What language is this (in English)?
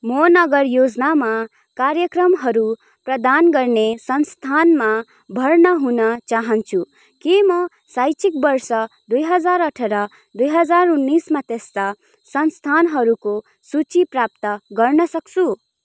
Nepali